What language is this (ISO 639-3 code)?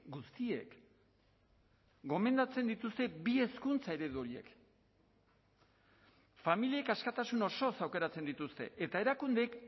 eus